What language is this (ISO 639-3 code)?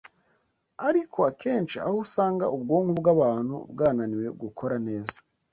kin